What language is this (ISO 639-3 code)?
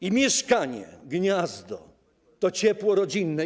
pol